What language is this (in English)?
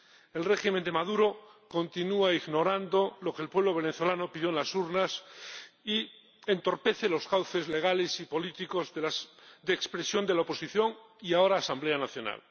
Spanish